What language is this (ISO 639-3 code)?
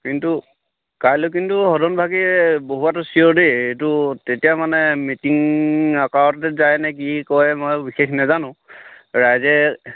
asm